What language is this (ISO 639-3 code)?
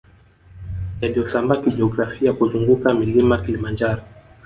swa